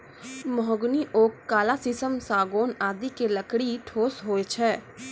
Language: Maithili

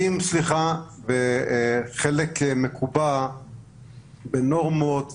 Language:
Hebrew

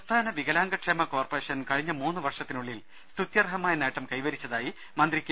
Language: Malayalam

